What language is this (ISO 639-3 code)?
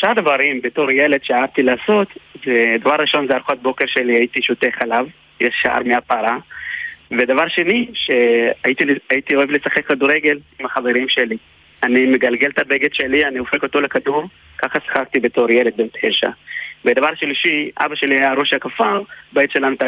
heb